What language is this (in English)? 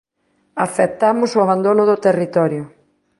Galician